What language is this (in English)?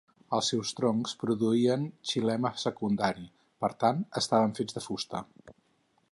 Catalan